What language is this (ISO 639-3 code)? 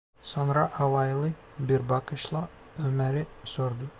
tur